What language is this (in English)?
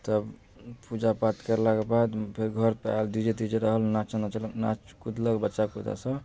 Maithili